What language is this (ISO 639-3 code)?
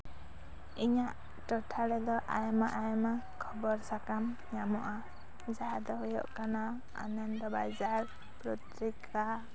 sat